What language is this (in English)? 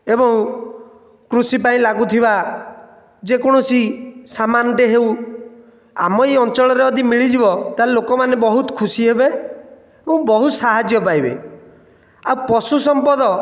Odia